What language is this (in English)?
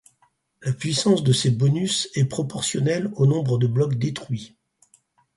French